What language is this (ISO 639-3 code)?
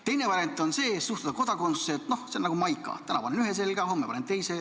est